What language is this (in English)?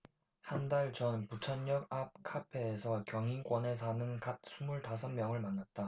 Korean